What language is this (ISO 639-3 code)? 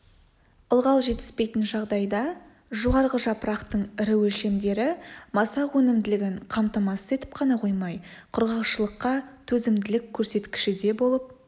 kaz